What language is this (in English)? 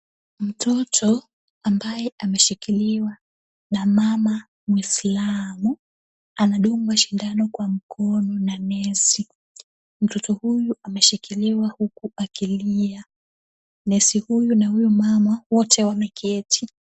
Swahili